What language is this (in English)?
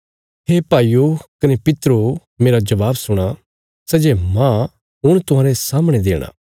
Bilaspuri